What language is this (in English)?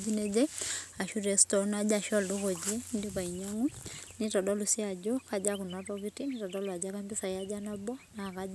Masai